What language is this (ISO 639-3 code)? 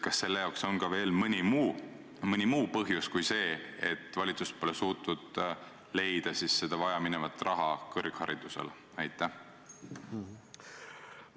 est